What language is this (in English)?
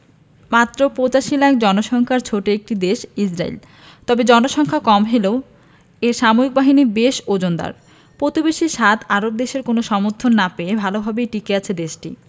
Bangla